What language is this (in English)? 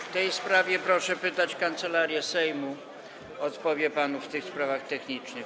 Polish